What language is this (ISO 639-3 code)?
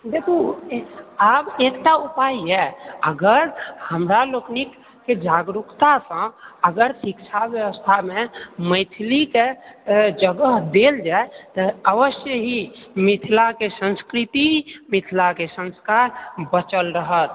mai